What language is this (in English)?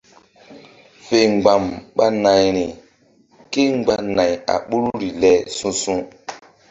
Mbum